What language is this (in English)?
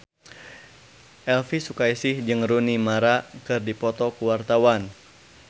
Sundanese